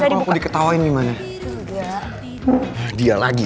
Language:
Indonesian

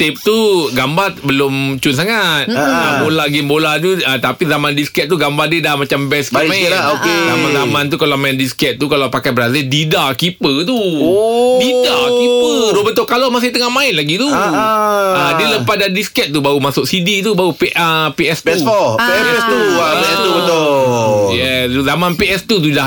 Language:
Malay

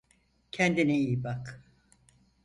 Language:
Turkish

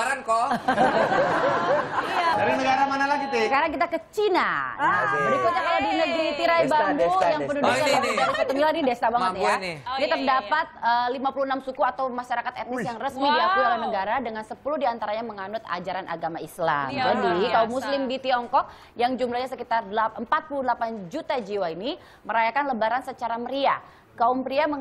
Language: Indonesian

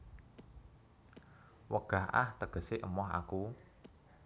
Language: Javanese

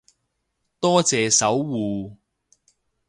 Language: Cantonese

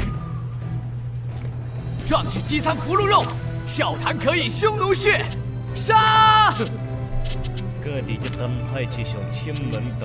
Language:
Chinese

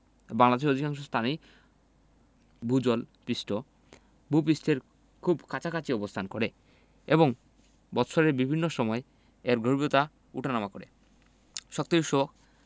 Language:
Bangla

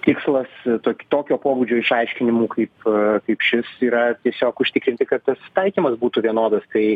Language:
Lithuanian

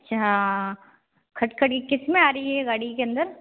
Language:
Hindi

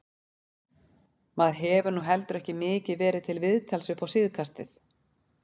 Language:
Icelandic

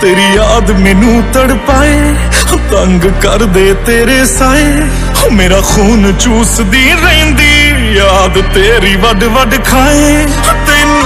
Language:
Hindi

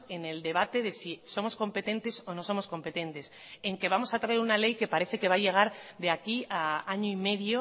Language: Spanish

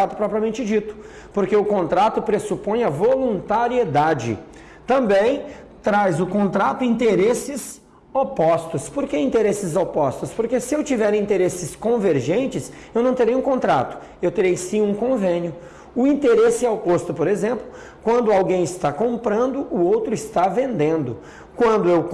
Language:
Portuguese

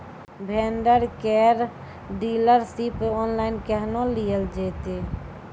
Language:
Maithili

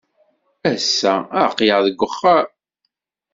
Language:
Kabyle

